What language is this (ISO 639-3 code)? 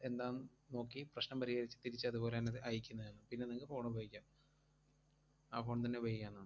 mal